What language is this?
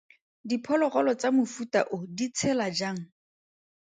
Tswana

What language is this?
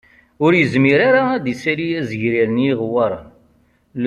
Kabyle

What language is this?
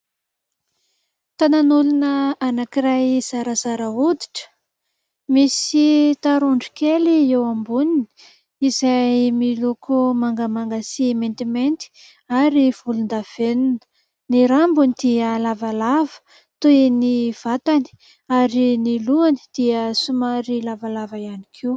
Malagasy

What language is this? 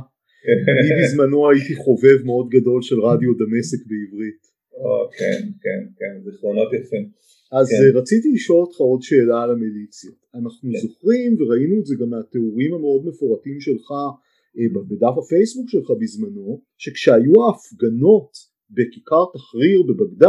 Hebrew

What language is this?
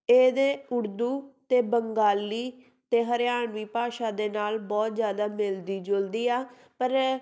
Punjabi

